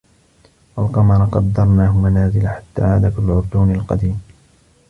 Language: Arabic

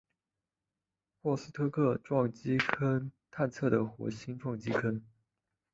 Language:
Chinese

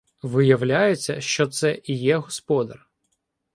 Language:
Ukrainian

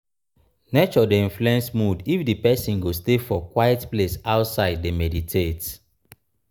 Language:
Nigerian Pidgin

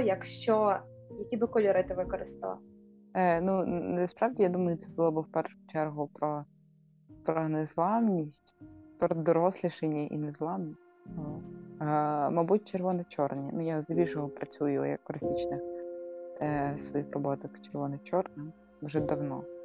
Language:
Ukrainian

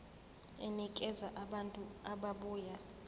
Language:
Zulu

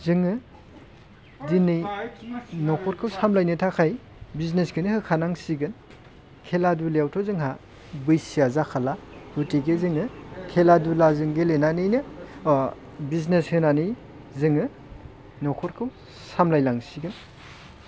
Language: Bodo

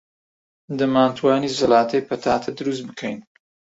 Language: Central Kurdish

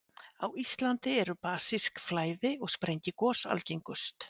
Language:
Icelandic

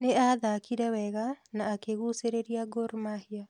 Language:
Kikuyu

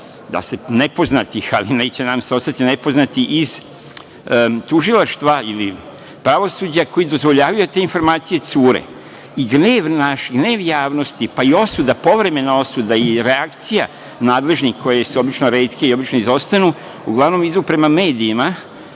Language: Serbian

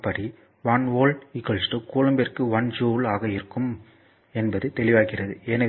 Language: Tamil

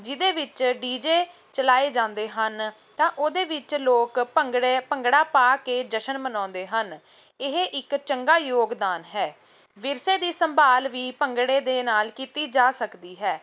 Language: Punjabi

